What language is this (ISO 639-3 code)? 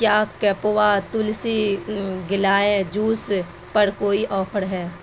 urd